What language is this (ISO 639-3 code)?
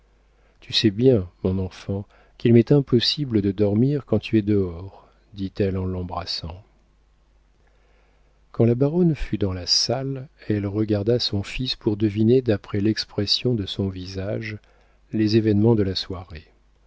fra